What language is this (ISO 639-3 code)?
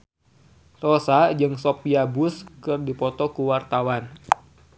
sun